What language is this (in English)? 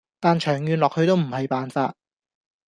Cantonese